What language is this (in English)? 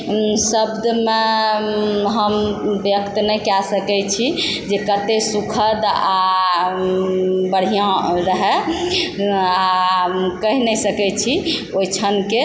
Maithili